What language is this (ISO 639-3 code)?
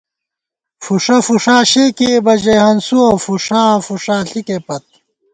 gwt